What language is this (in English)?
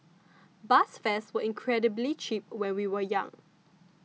English